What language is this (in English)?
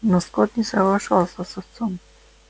Russian